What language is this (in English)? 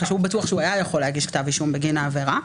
Hebrew